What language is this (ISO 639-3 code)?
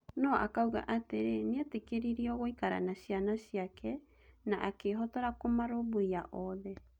kik